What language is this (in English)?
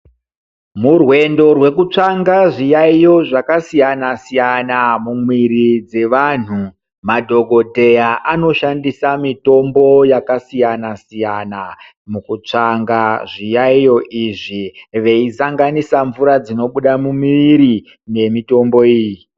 Ndau